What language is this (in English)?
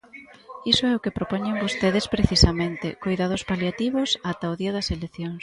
Galician